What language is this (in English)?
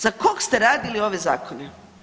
Croatian